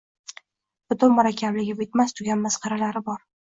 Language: Uzbek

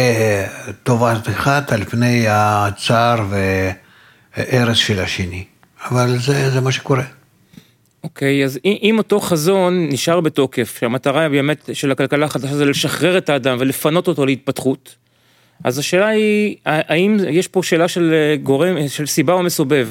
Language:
Hebrew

